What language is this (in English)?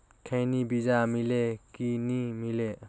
Chhattisgarhi